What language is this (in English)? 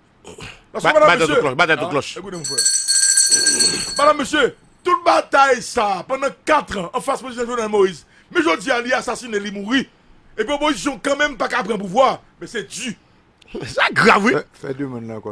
French